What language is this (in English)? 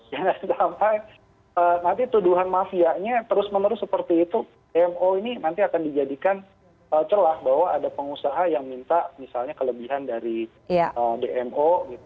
Indonesian